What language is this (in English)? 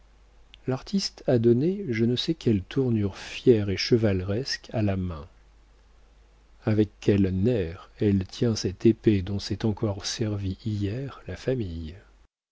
French